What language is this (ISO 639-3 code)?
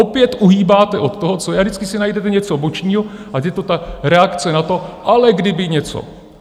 ces